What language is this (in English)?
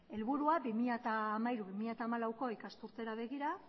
Basque